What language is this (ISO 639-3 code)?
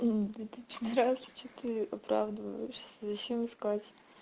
rus